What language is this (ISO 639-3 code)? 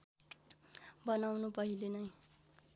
nep